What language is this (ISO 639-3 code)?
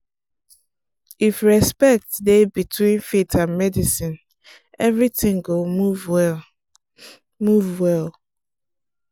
pcm